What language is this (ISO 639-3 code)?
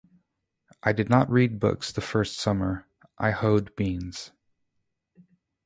eng